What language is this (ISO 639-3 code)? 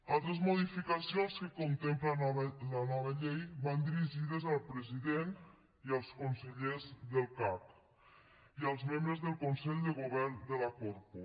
cat